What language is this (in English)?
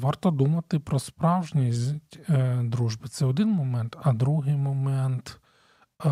Ukrainian